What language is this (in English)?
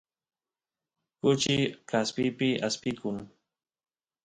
Santiago del Estero Quichua